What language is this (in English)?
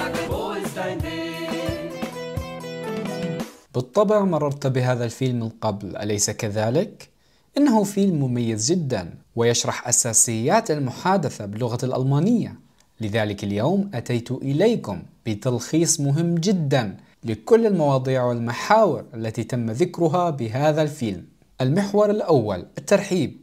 Arabic